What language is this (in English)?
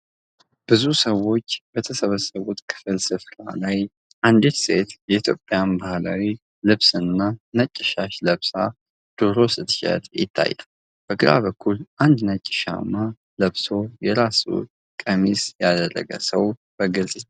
Amharic